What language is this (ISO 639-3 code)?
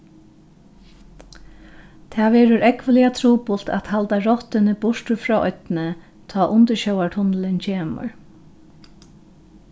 fao